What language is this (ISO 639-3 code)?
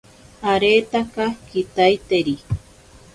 prq